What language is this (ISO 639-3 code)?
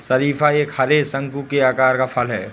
hin